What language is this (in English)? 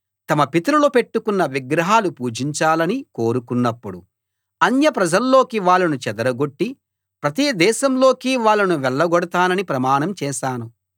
Telugu